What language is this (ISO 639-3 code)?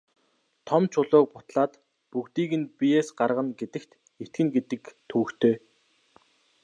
mon